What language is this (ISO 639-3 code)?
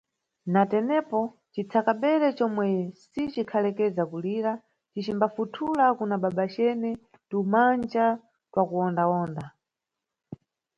nyu